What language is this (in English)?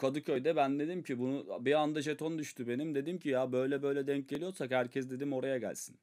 Turkish